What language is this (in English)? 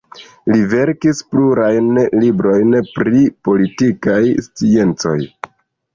Esperanto